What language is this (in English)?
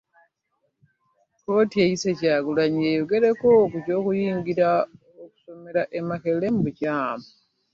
Ganda